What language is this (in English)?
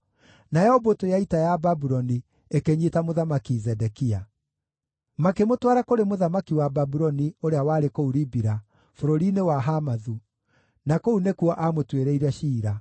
Kikuyu